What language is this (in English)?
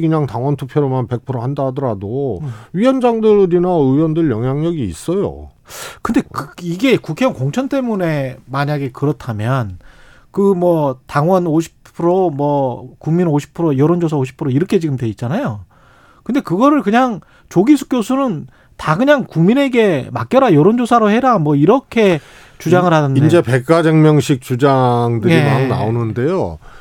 Korean